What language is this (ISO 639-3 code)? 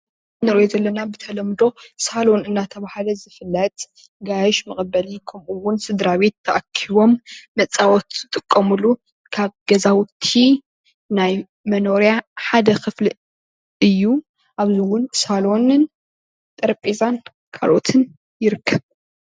tir